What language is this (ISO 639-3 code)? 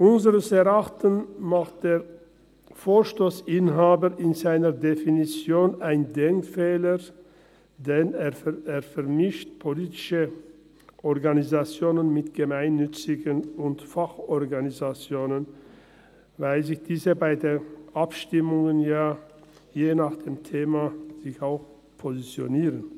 gsw